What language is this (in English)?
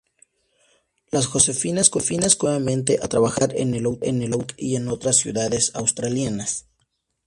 Spanish